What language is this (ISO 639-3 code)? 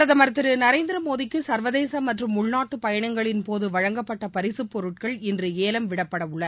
tam